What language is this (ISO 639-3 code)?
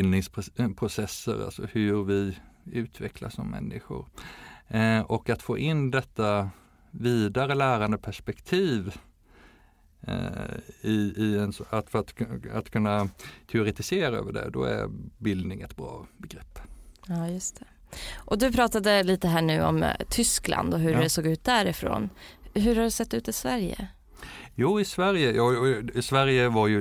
swe